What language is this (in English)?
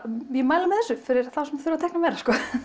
Icelandic